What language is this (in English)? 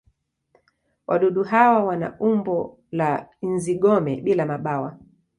Swahili